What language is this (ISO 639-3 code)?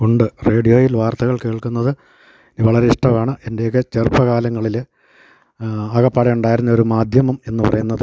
mal